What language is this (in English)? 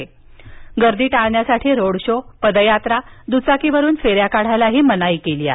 Marathi